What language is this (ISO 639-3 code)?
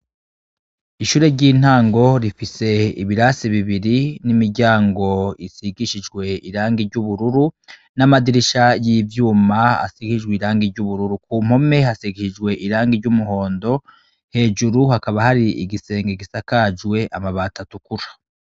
run